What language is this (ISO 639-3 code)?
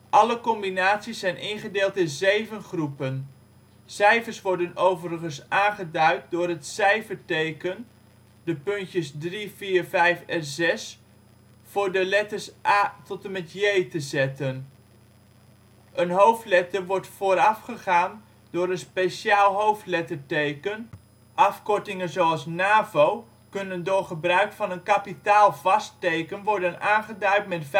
nld